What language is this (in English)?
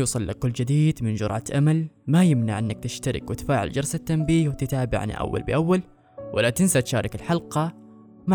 Arabic